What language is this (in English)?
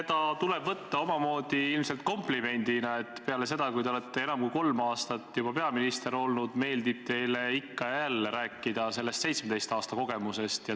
Estonian